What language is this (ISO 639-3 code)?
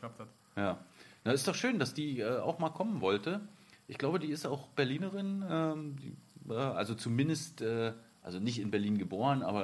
deu